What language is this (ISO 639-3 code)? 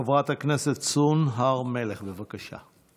heb